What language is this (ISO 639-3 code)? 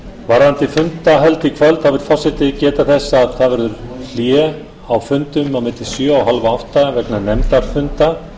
isl